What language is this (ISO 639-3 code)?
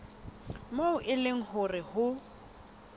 sot